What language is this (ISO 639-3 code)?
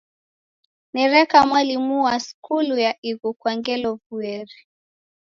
dav